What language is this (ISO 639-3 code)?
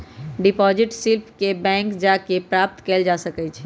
mag